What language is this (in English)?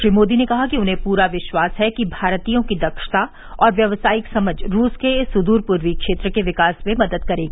Hindi